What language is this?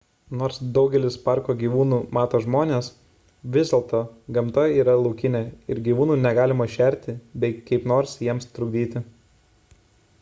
Lithuanian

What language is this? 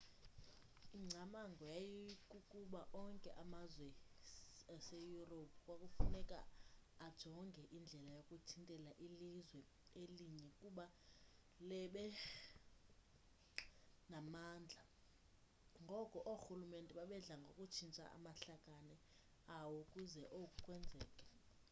Xhosa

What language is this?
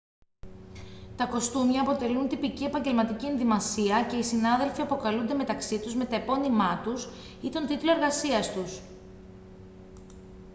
Greek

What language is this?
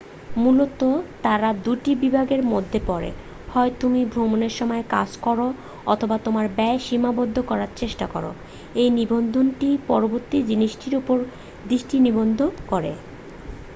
Bangla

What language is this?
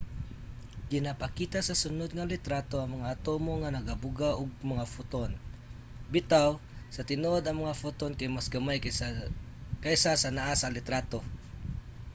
Cebuano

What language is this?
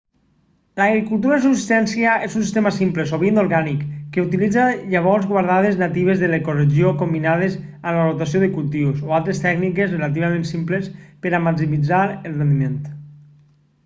Catalan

